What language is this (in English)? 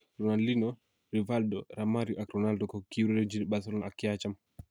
Kalenjin